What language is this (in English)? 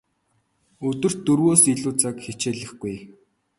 Mongolian